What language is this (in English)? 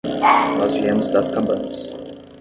Portuguese